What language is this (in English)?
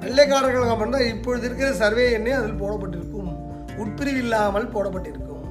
Tamil